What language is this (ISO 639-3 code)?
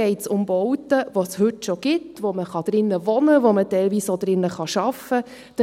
gsw